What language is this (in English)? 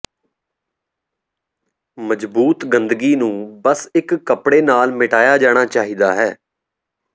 Punjabi